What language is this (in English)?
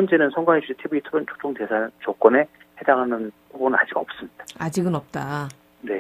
Korean